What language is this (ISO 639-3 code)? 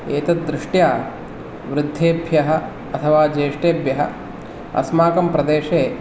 san